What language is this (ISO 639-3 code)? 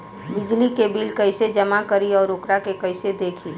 bho